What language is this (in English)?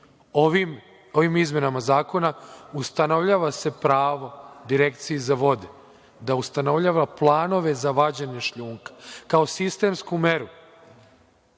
Serbian